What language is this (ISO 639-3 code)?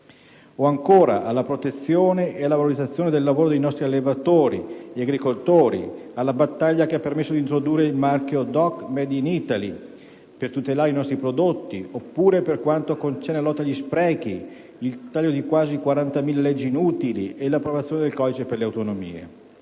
ita